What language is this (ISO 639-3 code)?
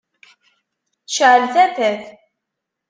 kab